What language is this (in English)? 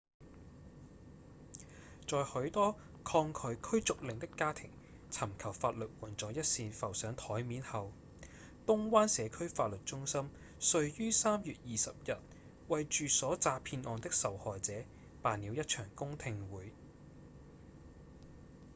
Cantonese